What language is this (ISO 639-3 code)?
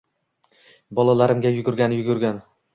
uzb